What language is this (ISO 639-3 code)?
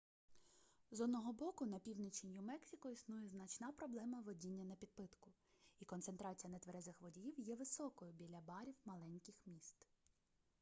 ukr